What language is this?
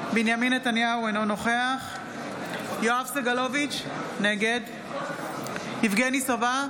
Hebrew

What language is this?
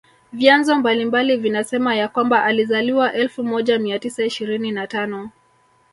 Swahili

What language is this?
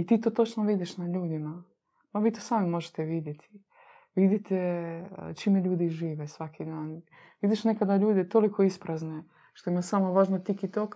Croatian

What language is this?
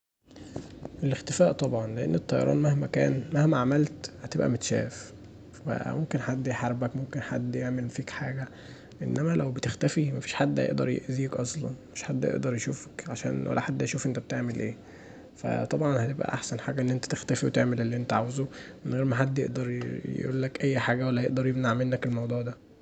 Egyptian Arabic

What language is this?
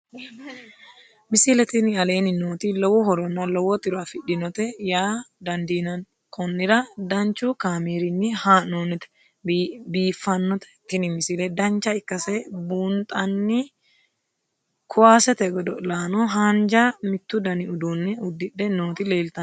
Sidamo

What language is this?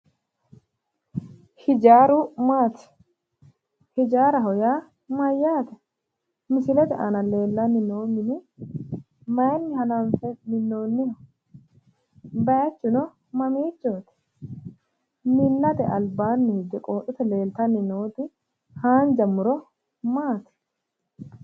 Sidamo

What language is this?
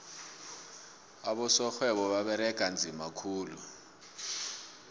South Ndebele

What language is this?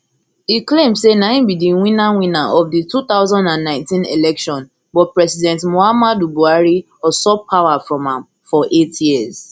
Nigerian Pidgin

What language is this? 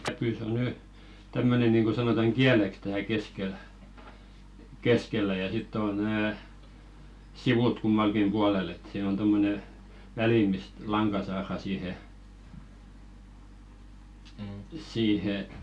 Finnish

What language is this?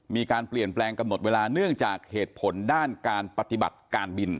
Thai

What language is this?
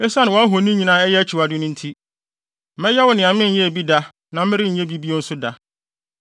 Akan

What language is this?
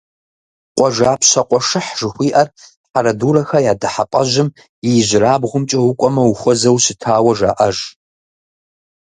Kabardian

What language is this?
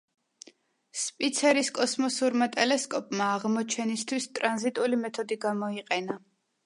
Georgian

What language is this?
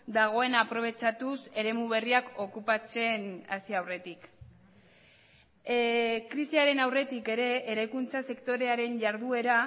Basque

